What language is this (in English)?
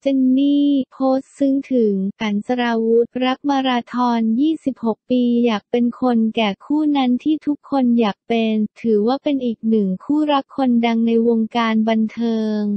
Thai